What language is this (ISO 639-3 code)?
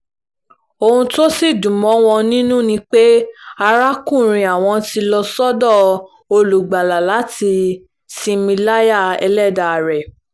yor